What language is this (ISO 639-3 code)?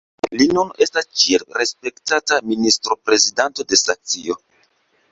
epo